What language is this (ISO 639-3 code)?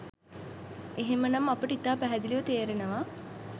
sin